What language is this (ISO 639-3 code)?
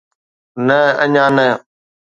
snd